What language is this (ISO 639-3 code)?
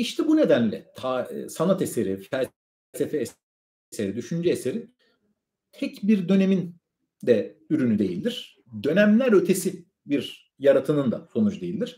tur